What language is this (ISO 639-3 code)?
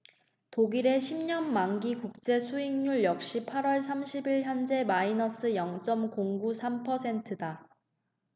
kor